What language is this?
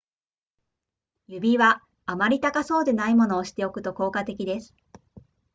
Japanese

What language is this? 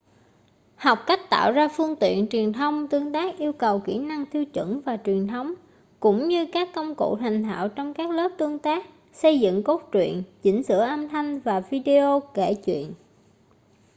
Vietnamese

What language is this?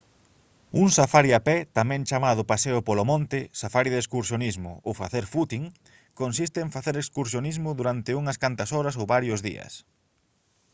Galician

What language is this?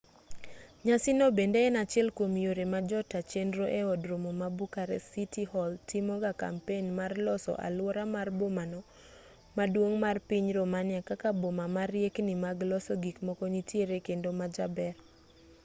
Luo (Kenya and Tanzania)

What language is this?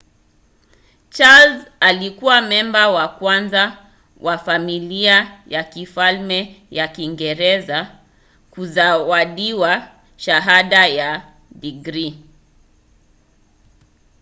Swahili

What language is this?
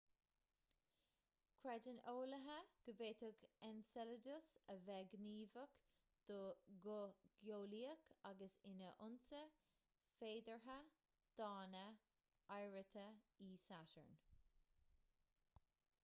Irish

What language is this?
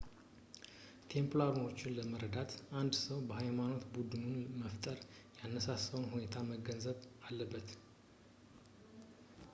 Amharic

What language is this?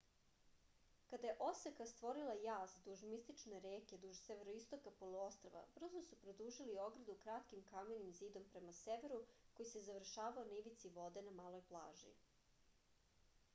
Serbian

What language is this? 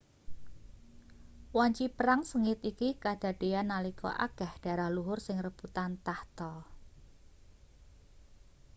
Javanese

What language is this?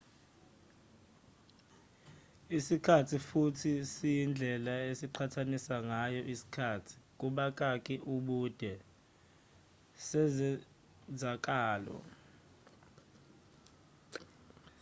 Zulu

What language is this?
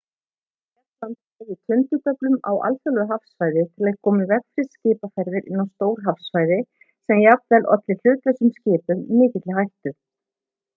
Icelandic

